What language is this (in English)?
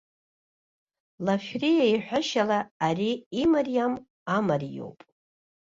Abkhazian